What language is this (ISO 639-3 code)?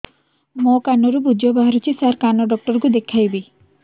ori